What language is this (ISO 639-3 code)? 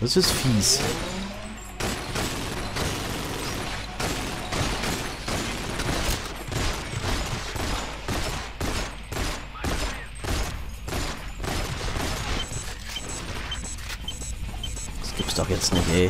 deu